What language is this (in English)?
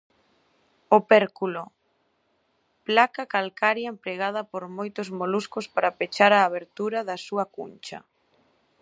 Galician